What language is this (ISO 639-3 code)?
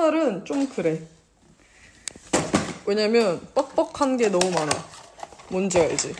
kor